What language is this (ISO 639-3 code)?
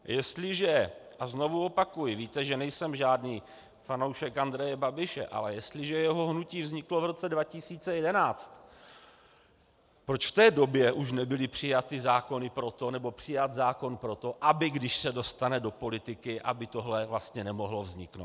ces